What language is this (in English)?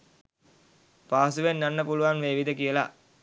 Sinhala